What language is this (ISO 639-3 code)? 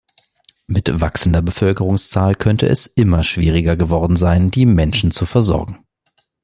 deu